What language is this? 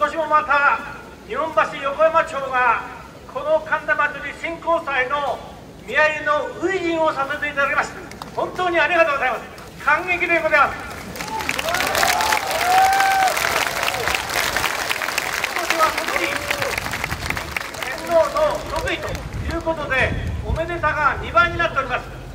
Japanese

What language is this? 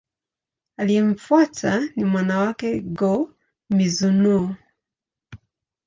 Swahili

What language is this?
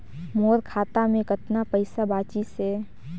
Chhattisgarhi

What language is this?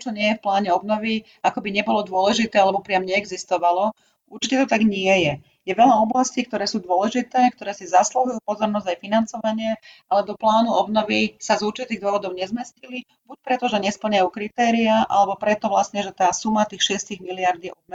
Slovak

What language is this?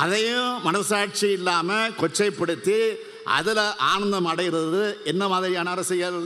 Tamil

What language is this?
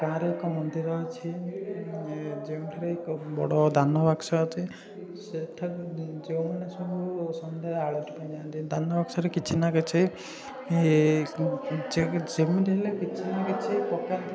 Odia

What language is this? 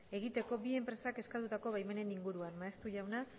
Basque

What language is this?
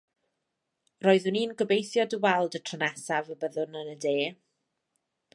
Welsh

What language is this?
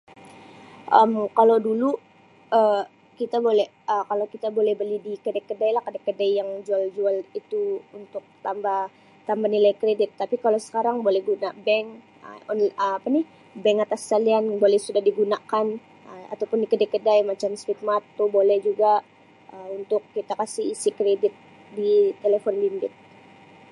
Sabah Malay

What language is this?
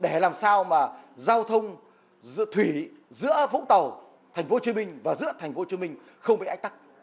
Vietnamese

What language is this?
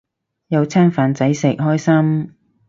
Cantonese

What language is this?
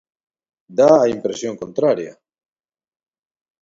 Galician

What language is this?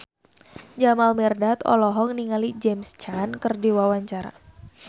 Sundanese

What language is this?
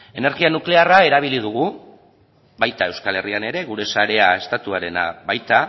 Basque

